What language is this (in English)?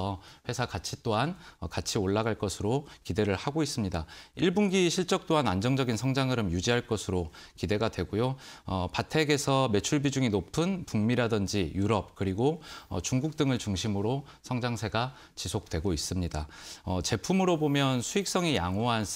Korean